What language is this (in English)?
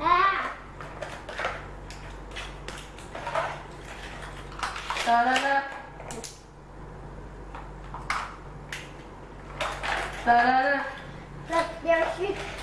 English